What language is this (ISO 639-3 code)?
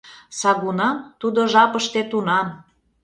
chm